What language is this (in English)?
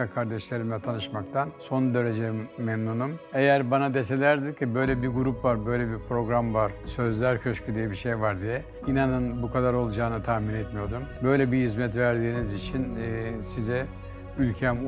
Turkish